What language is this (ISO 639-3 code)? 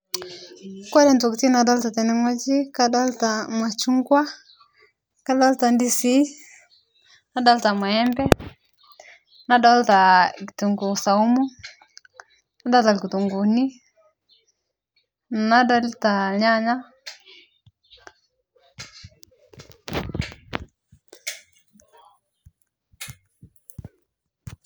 mas